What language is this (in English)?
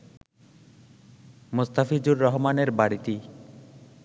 Bangla